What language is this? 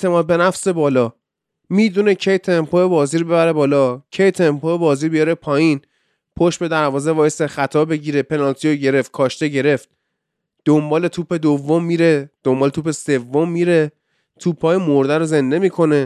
Persian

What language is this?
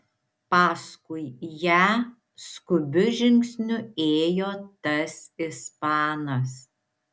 Lithuanian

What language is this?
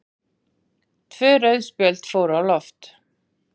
Icelandic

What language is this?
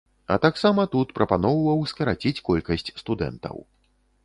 Belarusian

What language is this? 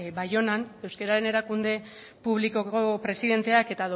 Basque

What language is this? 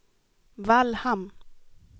Swedish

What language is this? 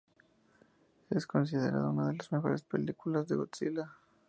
Spanish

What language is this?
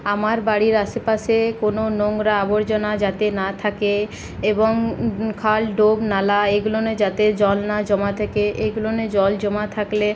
Bangla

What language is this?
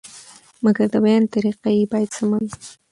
Pashto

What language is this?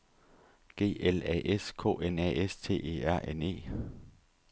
Danish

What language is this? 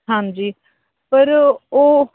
Punjabi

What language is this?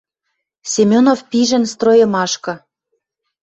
Western Mari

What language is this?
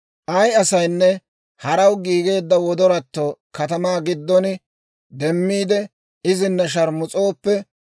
Dawro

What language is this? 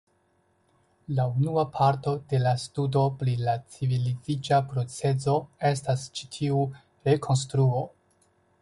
Esperanto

